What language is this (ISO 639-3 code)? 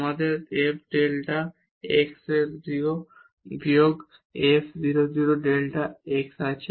ben